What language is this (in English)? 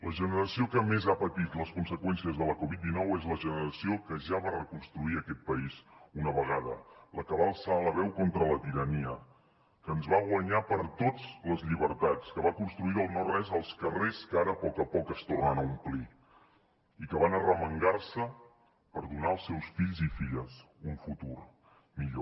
Catalan